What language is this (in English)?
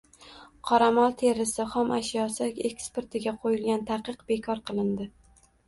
Uzbek